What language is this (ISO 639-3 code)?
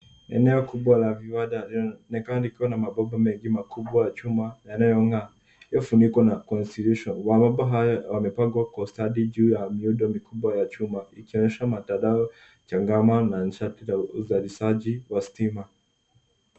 swa